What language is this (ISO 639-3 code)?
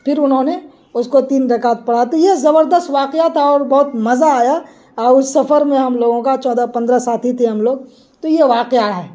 urd